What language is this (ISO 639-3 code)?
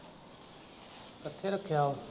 pan